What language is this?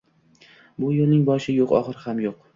Uzbek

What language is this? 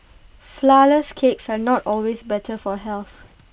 English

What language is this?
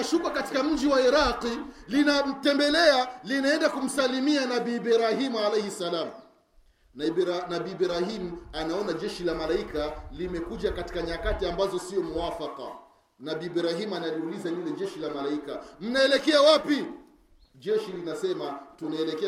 Swahili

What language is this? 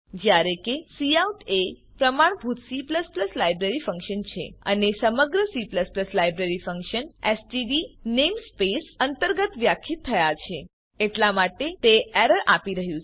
Gujarati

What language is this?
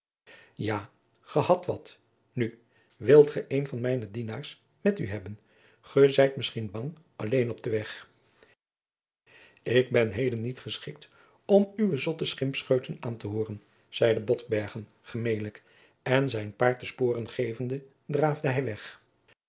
Dutch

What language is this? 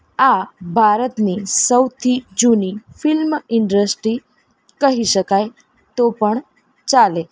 Gujarati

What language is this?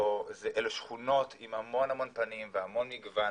Hebrew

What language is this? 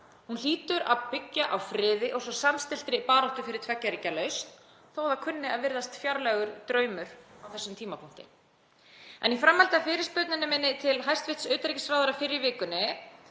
Icelandic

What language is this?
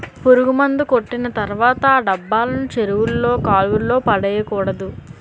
Telugu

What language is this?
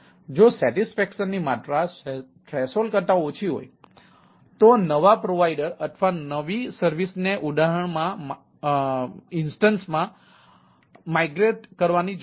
Gujarati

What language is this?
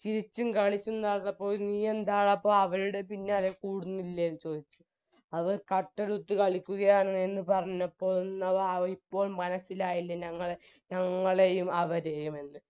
Malayalam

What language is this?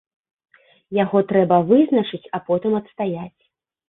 Belarusian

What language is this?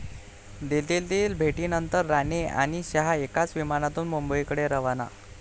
Marathi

